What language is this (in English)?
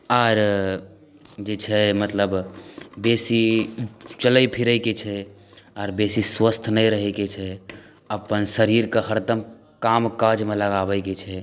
Maithili